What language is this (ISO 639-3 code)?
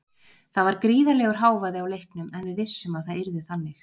isl